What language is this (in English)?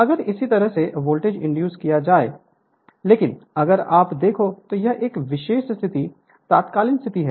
Hindi